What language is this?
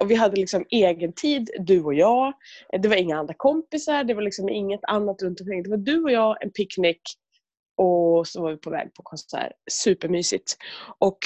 Swedish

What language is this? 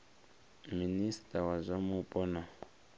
Venda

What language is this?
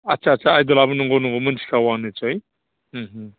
Bodo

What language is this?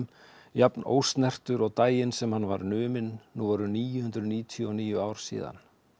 Icelandic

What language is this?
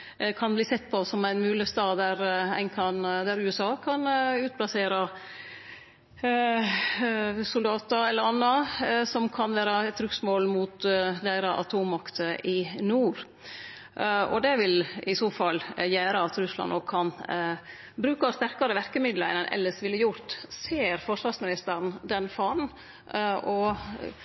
Norwegian Nynorsk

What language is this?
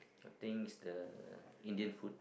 English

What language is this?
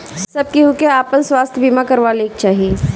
Bhojpuri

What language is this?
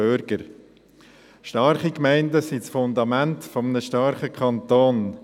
Swiss German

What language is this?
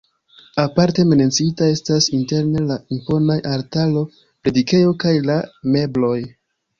Esperanto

